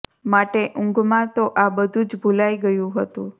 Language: Gujarati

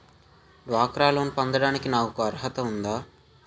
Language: Telugu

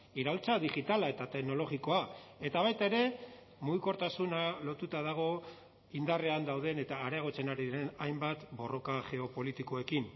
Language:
Basque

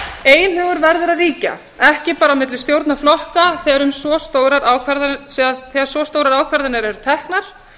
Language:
Icelandic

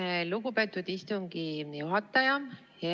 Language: Estonian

